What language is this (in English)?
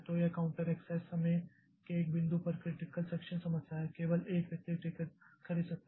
Hindi